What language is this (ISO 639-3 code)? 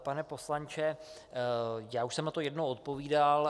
ces